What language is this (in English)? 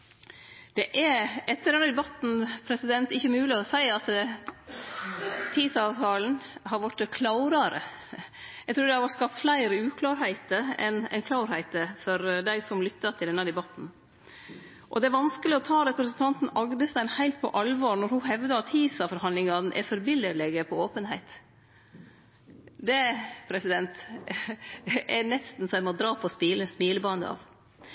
Norwegian Nynorsk